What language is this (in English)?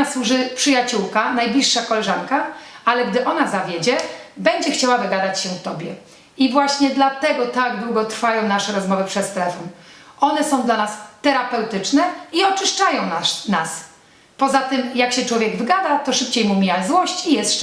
Polish